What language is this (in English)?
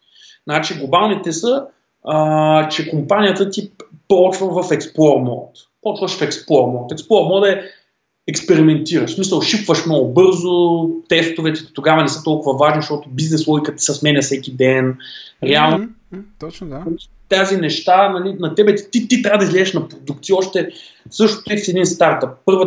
Bulgarian